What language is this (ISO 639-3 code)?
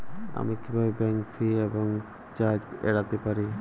ben